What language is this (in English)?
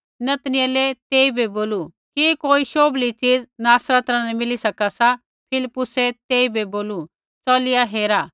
Kullu Pahari